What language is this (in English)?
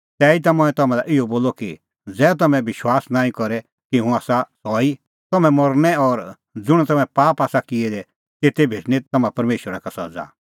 Kullu Pahari